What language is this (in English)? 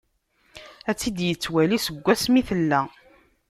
Kabyle